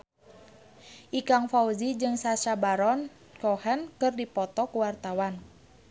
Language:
Sundanese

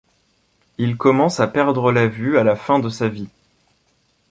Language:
French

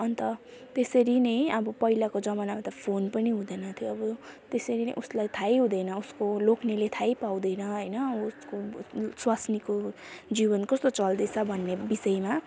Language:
Nepali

